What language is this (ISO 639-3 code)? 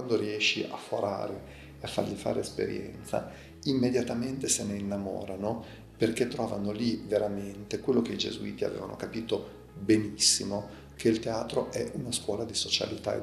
ita